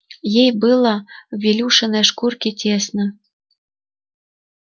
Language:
Russian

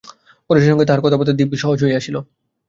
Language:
Bangla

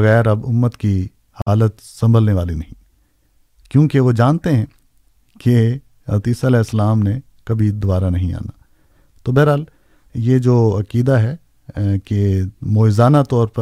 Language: Urdu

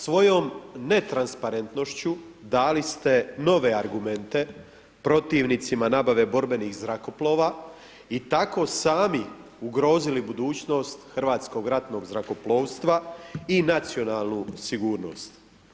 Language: Croatian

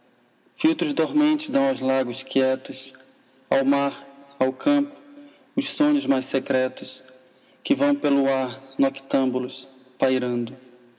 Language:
Portuguese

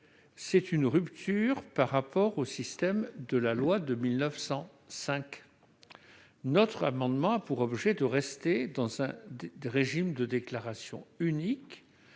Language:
French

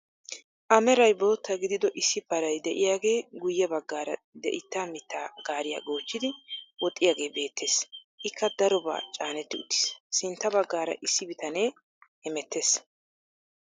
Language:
Wolaytta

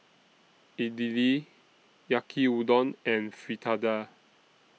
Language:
English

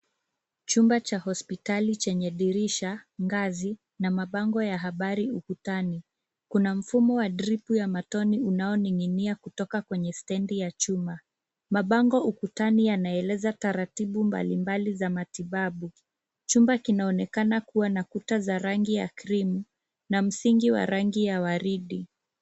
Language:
Swahili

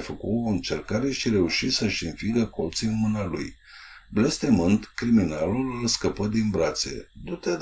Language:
Romanian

